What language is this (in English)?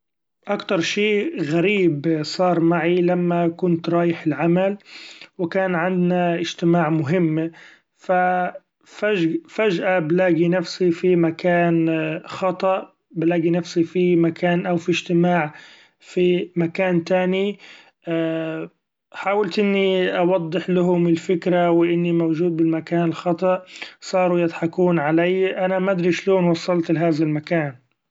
Gulf Arabic